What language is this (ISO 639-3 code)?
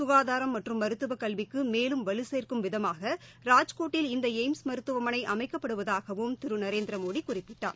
tam